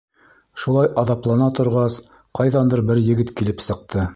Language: Bashkir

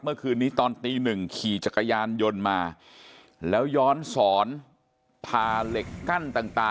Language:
Thai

